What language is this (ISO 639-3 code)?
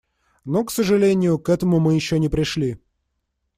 rus